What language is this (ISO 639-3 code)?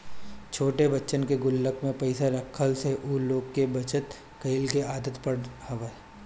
bho